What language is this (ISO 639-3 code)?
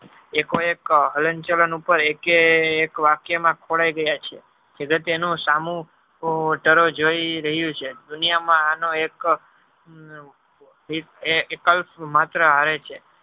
guj